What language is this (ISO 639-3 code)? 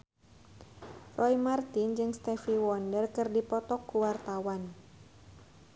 sun